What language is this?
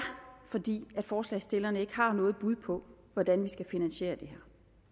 Danish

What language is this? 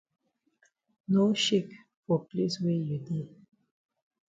Cameroon Pidgin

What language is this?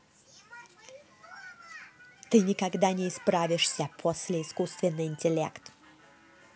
Russian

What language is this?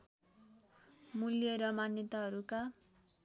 Nepali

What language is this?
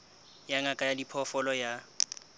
Southern Sotho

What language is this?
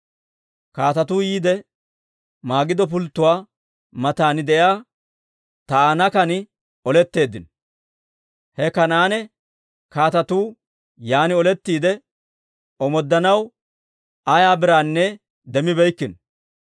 Dawro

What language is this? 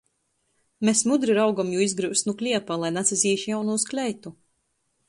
Latgalian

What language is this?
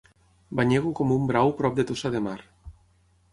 Catalan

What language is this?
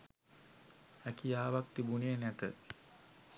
Sinhala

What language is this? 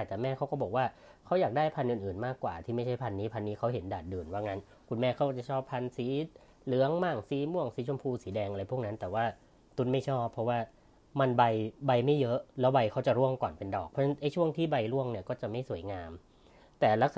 Thai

